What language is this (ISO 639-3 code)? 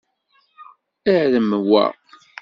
kab